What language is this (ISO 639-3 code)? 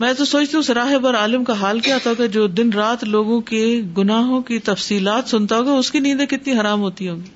urd